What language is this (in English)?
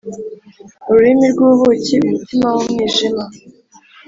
Kinyarwanda